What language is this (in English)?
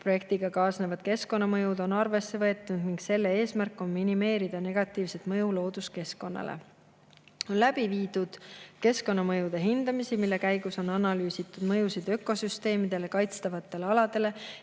Estonian